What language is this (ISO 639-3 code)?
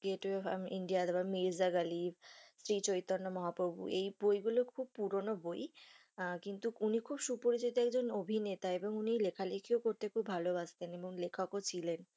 ben